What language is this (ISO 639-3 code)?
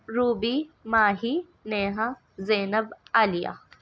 urd